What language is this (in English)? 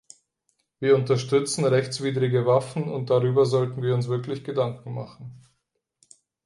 German